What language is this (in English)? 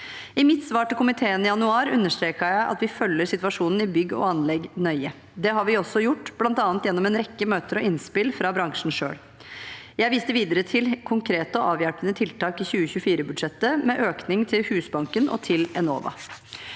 Norwegian